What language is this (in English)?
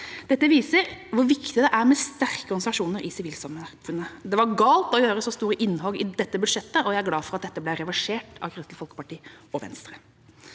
Norwegian